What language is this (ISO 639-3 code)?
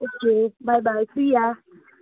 nep